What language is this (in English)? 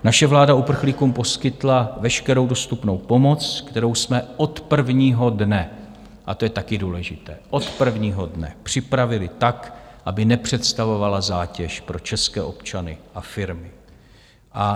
Czech